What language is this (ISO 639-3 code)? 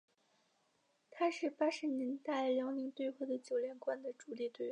zho